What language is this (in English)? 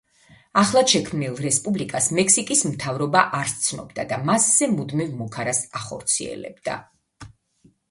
Georgian